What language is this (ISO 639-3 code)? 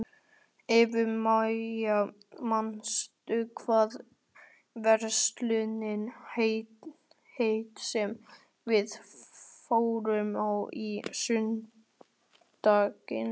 isl